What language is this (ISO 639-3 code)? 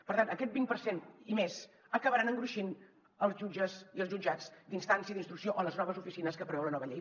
cat